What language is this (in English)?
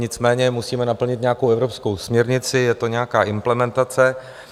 Czech